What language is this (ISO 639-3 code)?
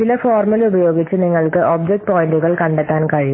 mal